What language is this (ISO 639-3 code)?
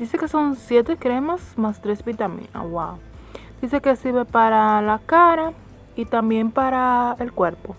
spa